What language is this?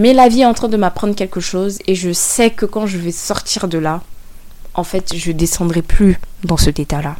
French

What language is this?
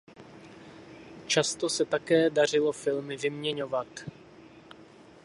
Czech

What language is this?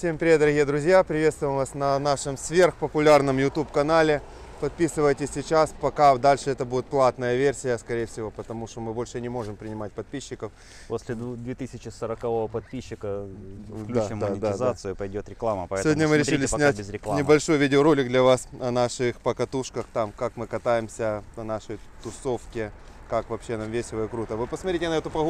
Russian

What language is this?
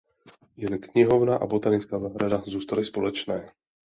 Czech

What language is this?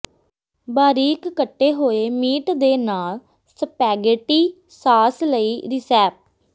Punjabi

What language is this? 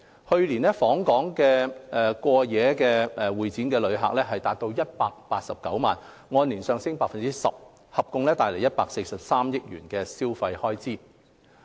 Cantonese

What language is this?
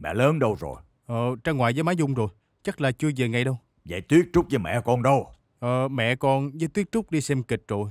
Vietnamese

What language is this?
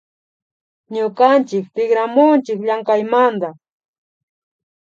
Imbabura Highland Quichua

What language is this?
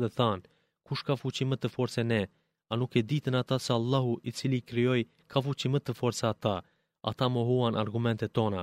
Greek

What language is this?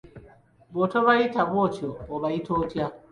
Ganda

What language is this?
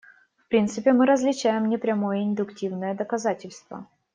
Russian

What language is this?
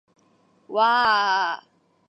Japanese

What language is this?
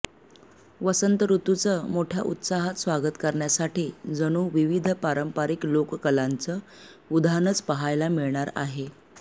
Marathi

